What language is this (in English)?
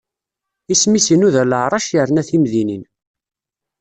Kabyle